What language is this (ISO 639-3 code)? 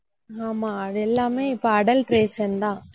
tam